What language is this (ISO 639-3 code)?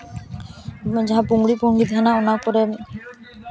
sat